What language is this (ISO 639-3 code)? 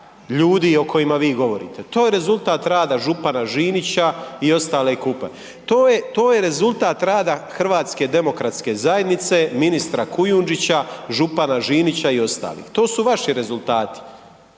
hrv